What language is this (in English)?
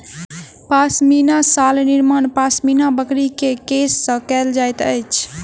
Maithili